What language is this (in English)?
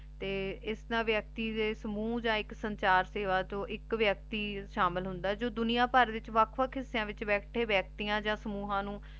Punjabi